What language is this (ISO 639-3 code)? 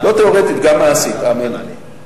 heb